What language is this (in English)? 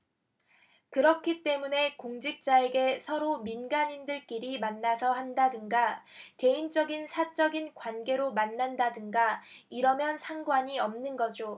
Korean